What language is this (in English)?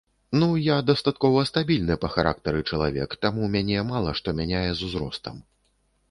Belarusian